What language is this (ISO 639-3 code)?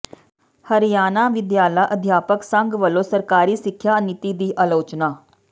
pan